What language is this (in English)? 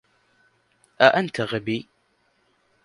Arabic